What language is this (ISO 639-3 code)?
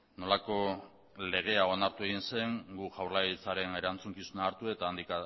eus